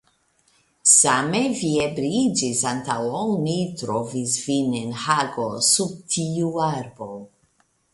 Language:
Esperanto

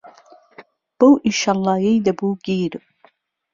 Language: Central Kurdish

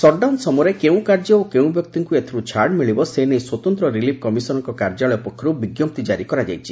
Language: Odia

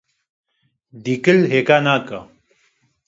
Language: Kurdish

